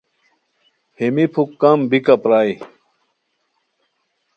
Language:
Khowar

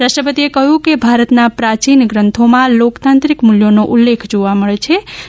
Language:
Gujarati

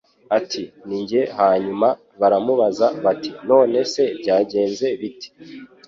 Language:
Kinyarwanda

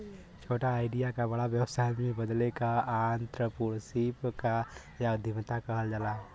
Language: Bhojpuri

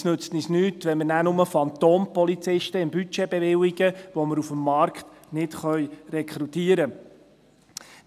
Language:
Swiss German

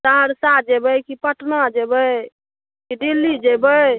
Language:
Maithili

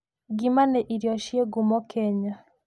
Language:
Kikuyu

